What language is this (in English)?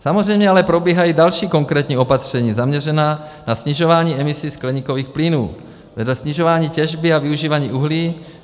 Czech